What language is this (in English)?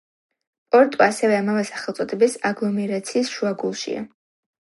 Georgian